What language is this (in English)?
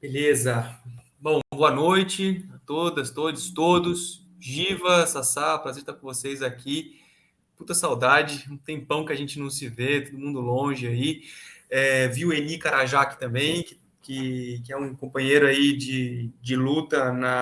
Portuguese